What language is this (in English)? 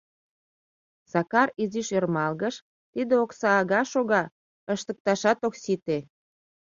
Mari